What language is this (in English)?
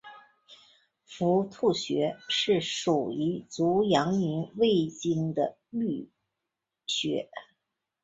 Chinese